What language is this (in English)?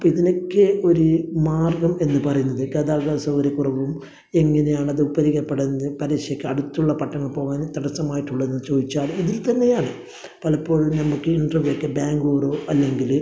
Malayalam